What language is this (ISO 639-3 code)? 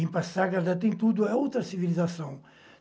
por